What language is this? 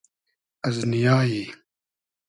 Hazaragi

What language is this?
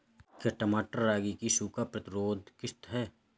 Hindi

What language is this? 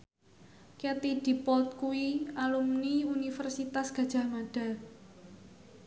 Javanese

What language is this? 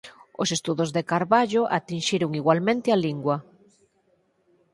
Galician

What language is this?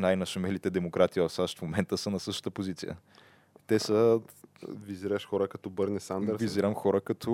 Bulgarian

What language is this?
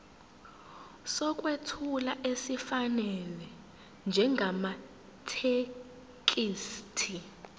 Zulu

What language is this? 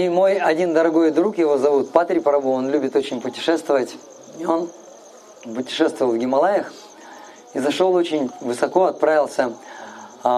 Russian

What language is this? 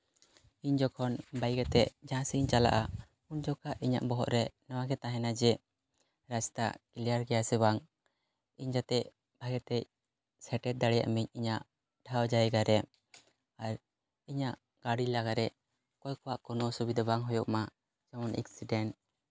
Santali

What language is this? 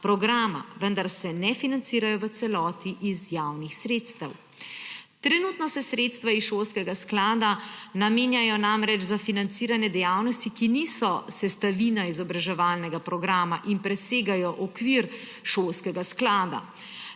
Slovenian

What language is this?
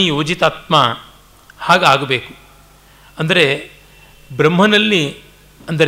Kannada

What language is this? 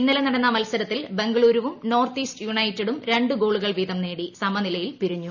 Malayalam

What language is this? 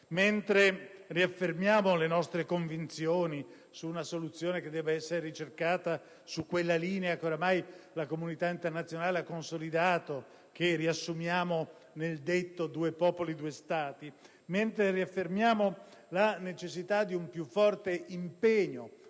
Italian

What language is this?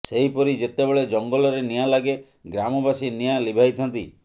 Odia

